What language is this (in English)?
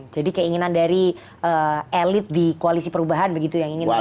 Indonesian